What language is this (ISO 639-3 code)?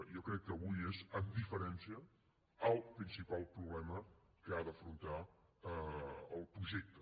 cat